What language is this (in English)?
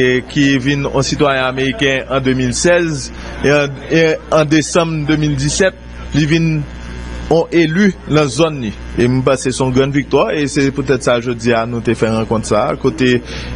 French